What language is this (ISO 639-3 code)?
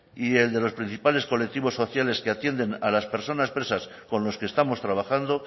spa